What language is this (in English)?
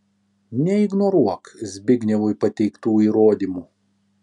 Lithuanian